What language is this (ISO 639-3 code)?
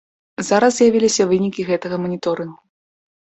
bel